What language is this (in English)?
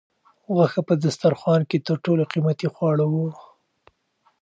Pashto